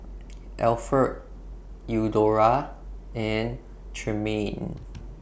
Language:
English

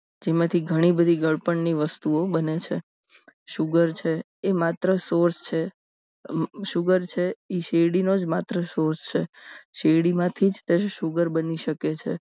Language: Gujarati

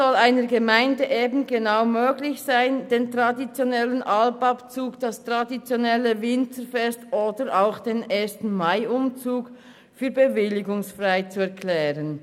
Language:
Swiss German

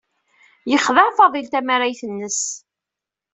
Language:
Kabyle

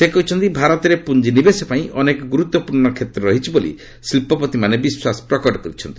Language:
Odia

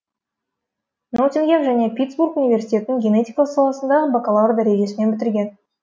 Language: Kazakh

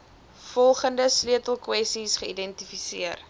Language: Afrikaans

